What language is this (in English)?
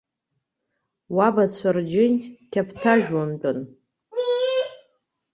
Abkhazian